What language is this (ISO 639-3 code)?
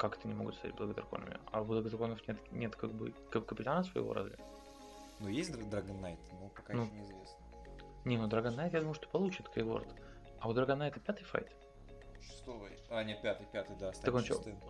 rus